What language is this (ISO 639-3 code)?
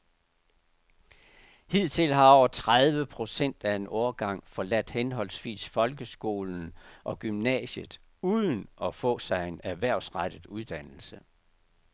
dan